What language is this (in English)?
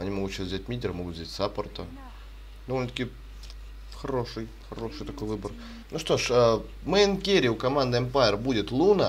Russian